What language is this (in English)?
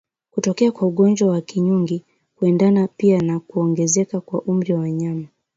Swahili